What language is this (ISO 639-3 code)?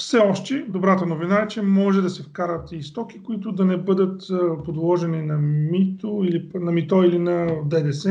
bul